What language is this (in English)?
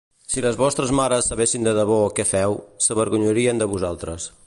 Catalan